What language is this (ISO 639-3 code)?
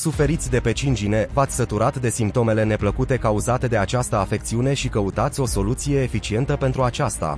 ron